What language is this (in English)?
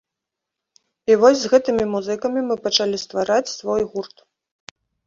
Belarusian